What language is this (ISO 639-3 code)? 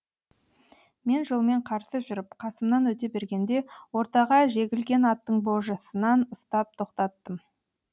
kaz